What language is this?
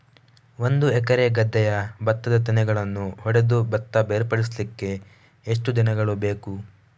Kannada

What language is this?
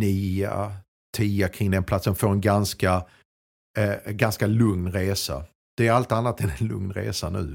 Swedish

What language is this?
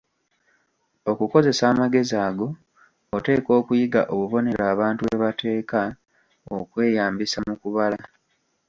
Ganda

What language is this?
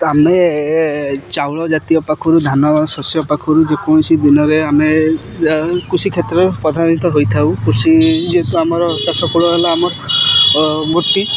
Odia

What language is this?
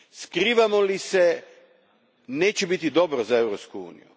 Croatian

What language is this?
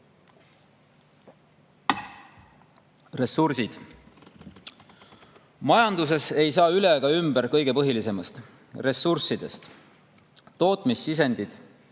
Estonian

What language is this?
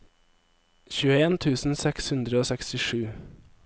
Norwegian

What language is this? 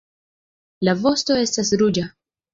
Esperanto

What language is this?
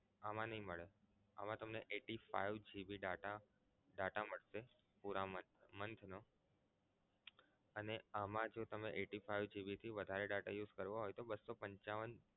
Gujarati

